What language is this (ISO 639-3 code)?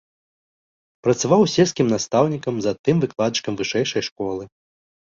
bel